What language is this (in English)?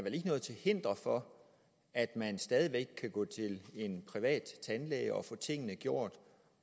Danish